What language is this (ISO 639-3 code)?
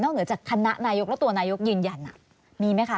tha